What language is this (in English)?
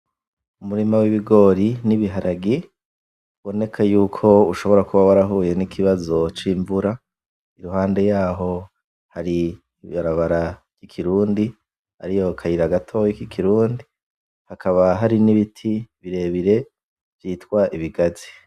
Rundi